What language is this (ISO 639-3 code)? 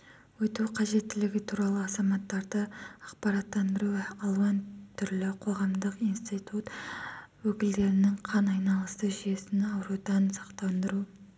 kaz